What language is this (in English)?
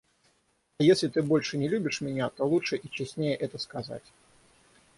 Russian